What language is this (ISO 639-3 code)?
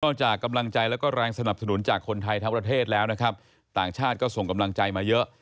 tha